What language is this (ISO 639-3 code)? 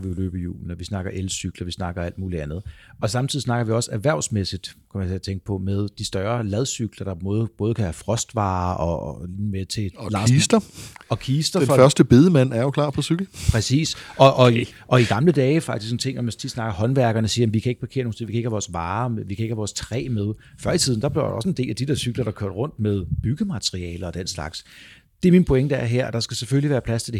dan